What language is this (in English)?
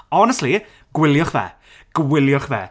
Welsh